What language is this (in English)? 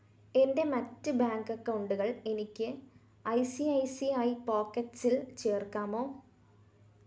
Malayalam